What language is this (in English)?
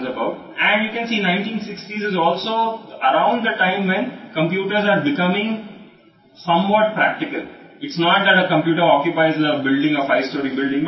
Telugu